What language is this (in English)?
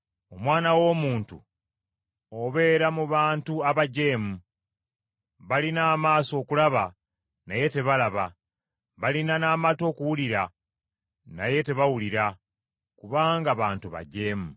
Ganda